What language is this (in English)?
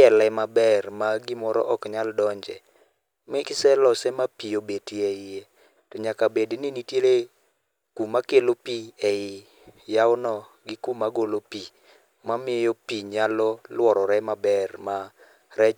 Luo (Kenya and Tanzania)